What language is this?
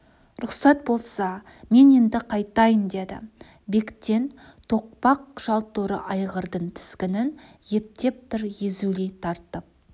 Kazakh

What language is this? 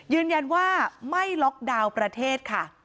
Thai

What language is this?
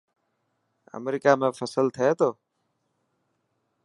Dhatki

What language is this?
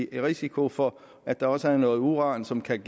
Danish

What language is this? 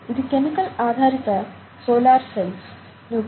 Telugu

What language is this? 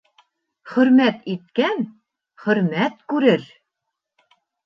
Bashkir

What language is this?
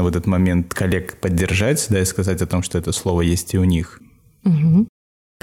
Russian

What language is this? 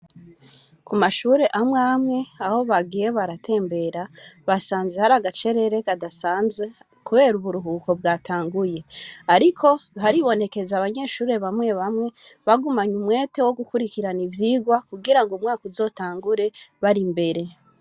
Rundi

